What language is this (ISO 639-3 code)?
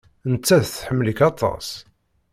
kab